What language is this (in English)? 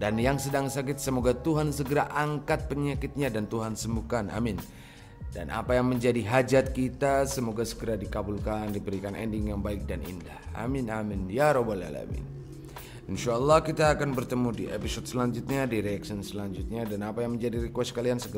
Indonesian